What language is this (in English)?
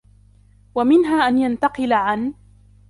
Arabic